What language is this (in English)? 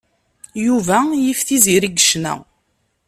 Kabyle